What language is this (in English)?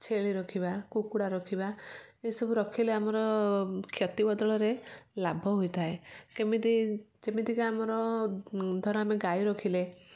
Odia